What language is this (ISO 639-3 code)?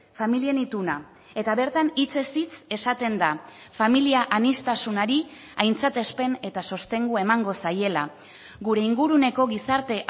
eus